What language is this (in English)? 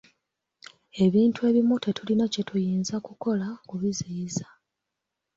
Ganda